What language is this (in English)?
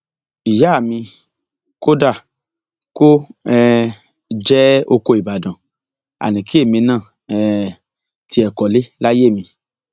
Yoruba